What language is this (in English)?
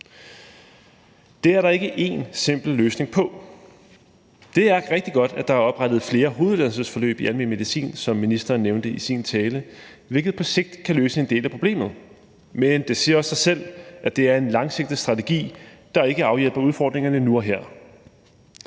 Danish